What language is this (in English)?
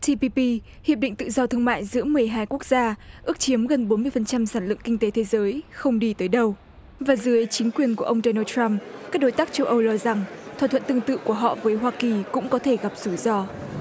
Vietnamese